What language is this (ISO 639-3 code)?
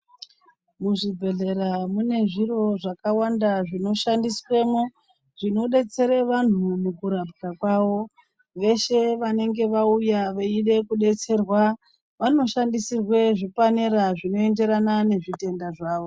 ndc